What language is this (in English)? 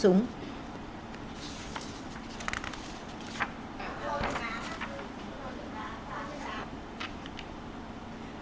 Vietnamese